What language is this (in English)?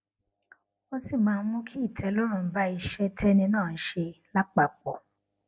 Yoruba